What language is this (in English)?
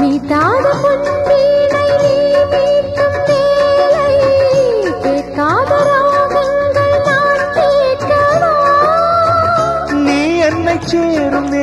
Arabic